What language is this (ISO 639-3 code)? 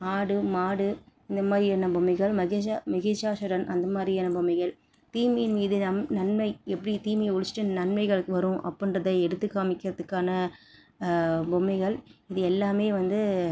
tam